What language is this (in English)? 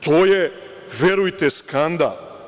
Serbian